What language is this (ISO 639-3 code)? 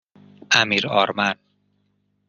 fas